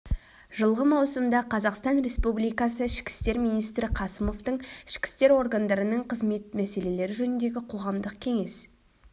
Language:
Kazakh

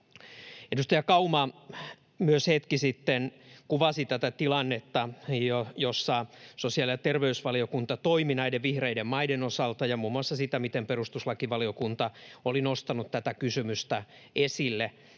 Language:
Finnish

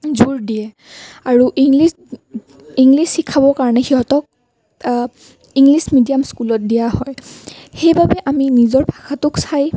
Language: Assamese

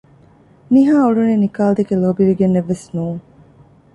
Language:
Divehi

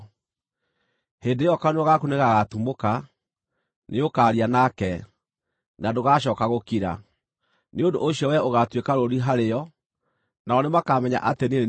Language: Kikuyu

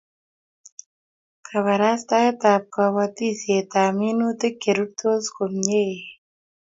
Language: Kalenjin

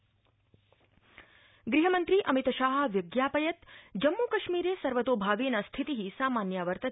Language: Sanskrit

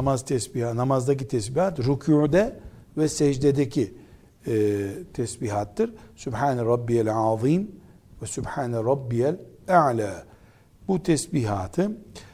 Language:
Turkish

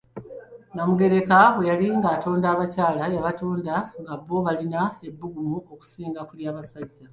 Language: Ganda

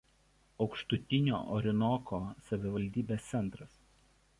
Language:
Lithuanian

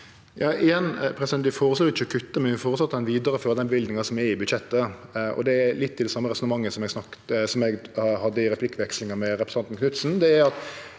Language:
Norwegian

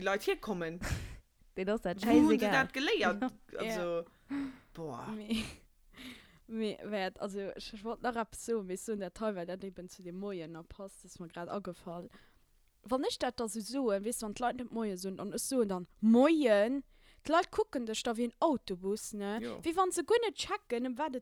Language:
German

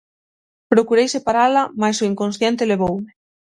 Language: Galician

